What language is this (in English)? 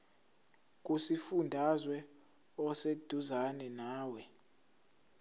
Zulu